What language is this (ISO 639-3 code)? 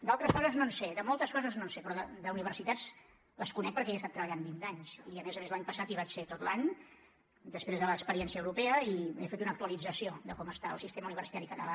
cat